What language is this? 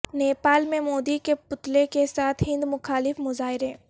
Urdu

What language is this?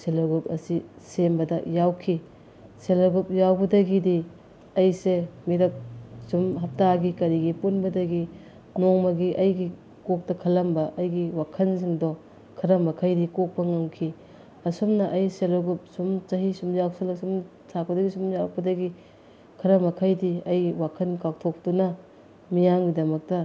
Manipuri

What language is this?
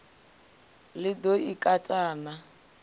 Venda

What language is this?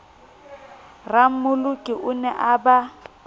Southern Sotho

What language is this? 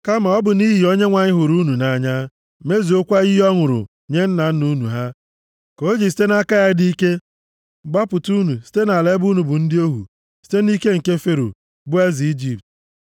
Igbo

